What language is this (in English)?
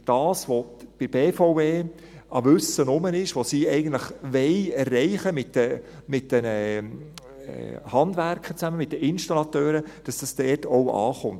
Swiss German